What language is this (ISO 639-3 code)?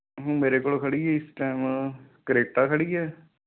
pan